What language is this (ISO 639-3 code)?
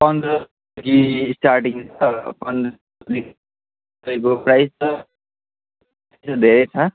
nep